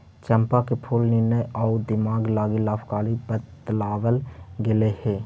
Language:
Magahi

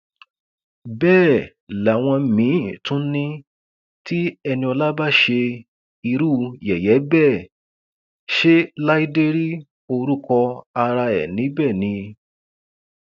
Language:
Yoruba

